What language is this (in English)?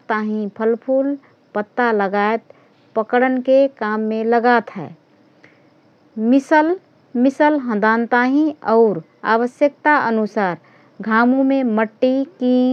Rana Tharu